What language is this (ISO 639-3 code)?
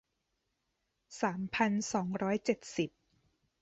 tha